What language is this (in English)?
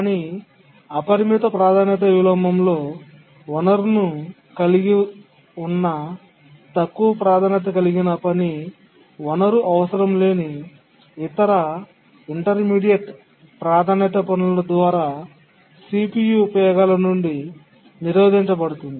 Telugu